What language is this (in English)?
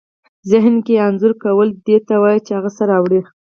Pashto